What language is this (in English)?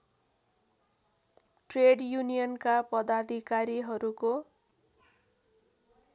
Nepali